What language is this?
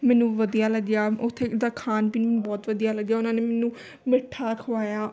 Punjabi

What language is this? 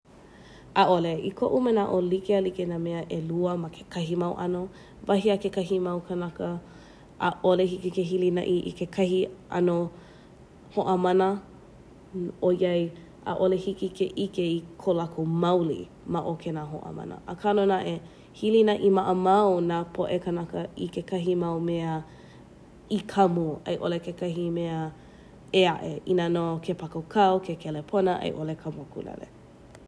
Hawaiian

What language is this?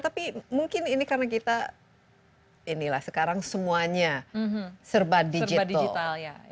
Indonesian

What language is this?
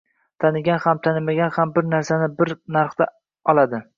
Uzbek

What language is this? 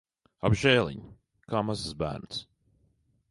Latvian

